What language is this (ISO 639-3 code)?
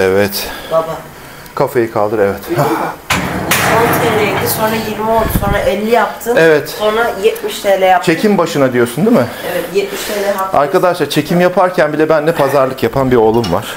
tur